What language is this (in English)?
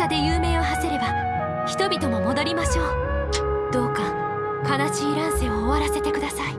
Japanese